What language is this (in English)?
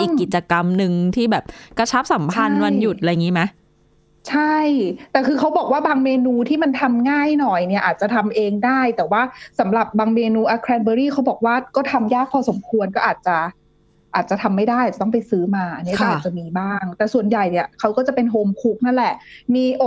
Thai